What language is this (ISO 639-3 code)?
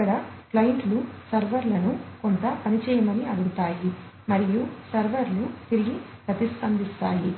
tel